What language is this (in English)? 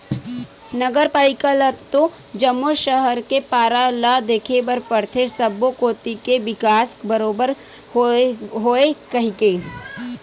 Chhattisgarhi